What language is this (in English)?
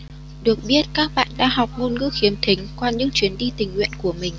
Vietnamese